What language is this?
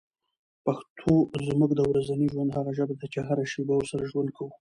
Pashto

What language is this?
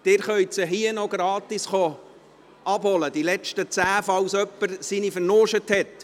Swiss German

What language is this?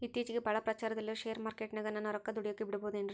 Kannada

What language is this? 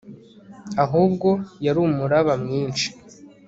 Kinyarwanda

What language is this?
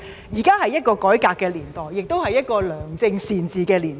Cantonese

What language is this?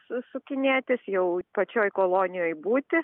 Lithuanian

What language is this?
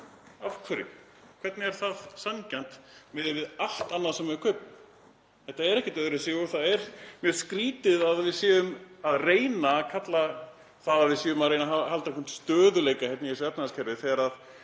Icelandic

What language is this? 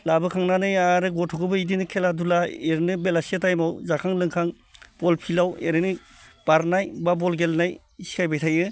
Bodo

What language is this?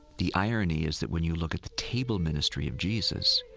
English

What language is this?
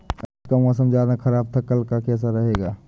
Hindi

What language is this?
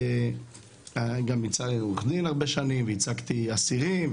Hebrew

